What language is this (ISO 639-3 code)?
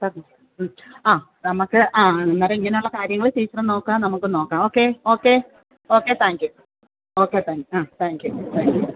mal